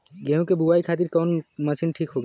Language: Bhojpuri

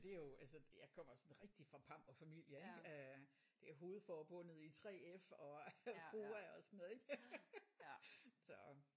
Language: Danish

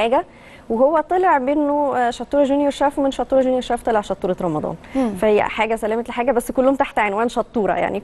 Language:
Arabic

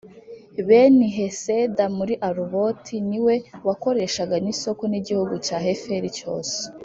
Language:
Kinyarwanda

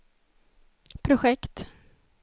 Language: Swedish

